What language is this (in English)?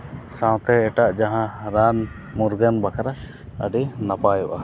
Santali